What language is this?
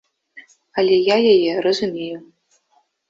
Belarusian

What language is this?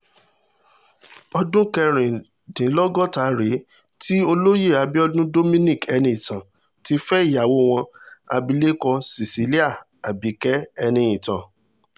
Yoruba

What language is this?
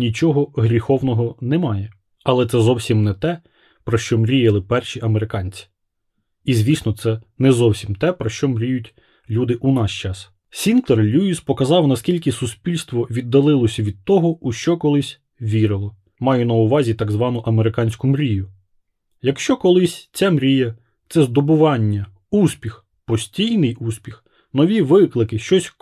Ukrainian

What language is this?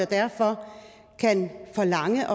Danish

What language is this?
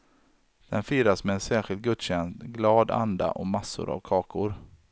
Swedish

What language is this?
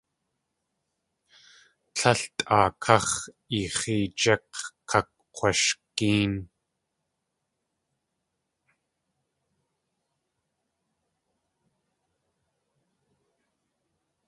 Tlingit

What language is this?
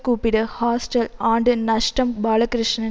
Tamil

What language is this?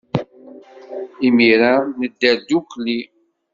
Kabyle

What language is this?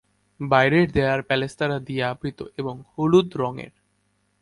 Bangla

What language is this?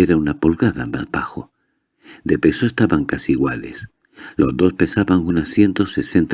Spanish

